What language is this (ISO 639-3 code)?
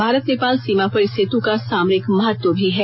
hin